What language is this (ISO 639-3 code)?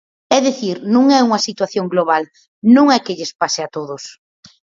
glg